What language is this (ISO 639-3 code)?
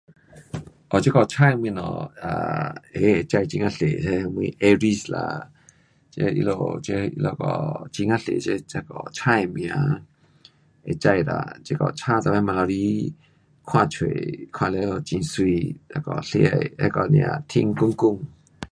cpx